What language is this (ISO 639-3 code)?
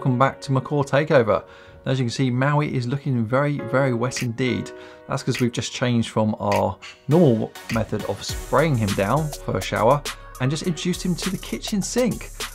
eng